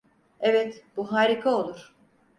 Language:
Turkish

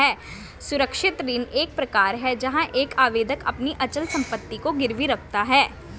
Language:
Hindi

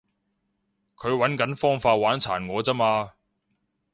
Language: Cantonese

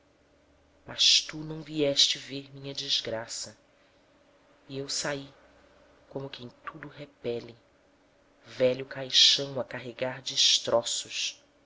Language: Portuguese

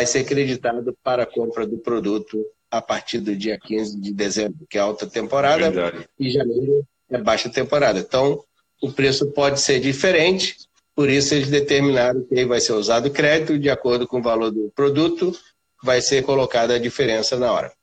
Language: Portuguese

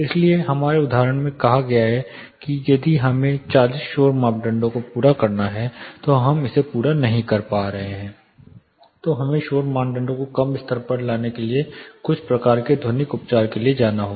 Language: Hindi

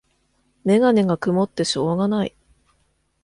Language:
Japanese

